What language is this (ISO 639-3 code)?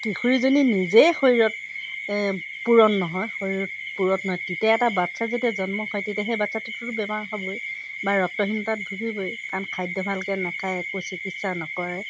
asm